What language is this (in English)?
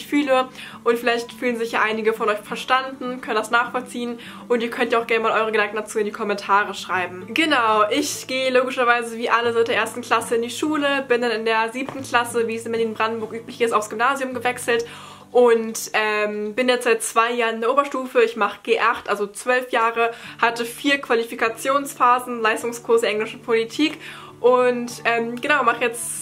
German